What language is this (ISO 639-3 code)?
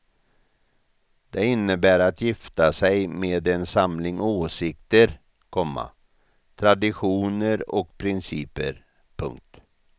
swe